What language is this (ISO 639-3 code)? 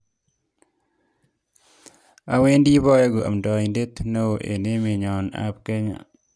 kln